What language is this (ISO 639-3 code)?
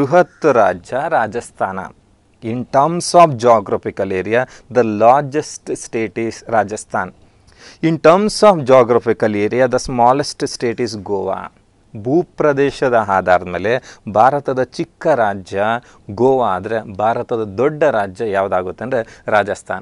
hin